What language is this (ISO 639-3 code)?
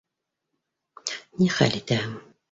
bak